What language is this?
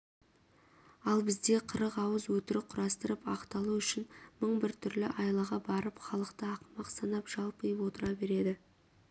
Kazakh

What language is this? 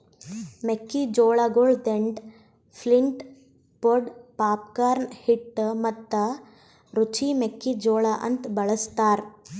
Kannada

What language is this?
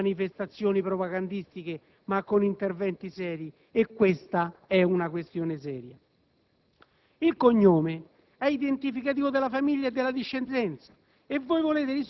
Italian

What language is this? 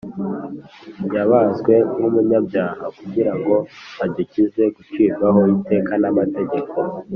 Kinyarwanda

